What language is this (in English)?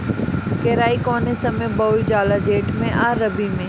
Bhojpuri